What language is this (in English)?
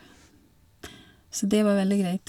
Norwegian